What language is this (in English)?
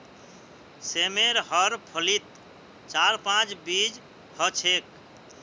Magahi